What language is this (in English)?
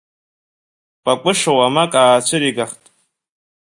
Abkhazian